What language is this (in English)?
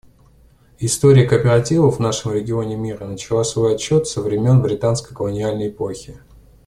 Russian